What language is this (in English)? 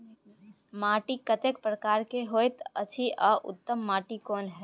Maithili